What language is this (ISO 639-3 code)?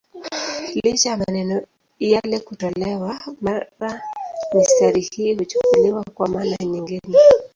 swa